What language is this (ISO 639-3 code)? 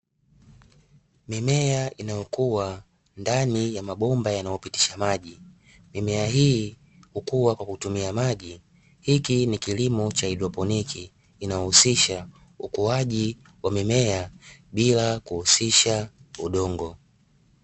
swa